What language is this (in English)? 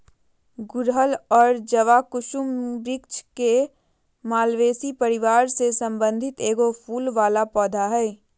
Magahi